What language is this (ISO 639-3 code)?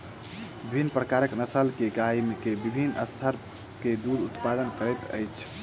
mai